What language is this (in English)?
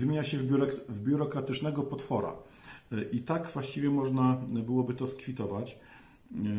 Polish